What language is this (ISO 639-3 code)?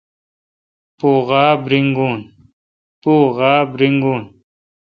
xka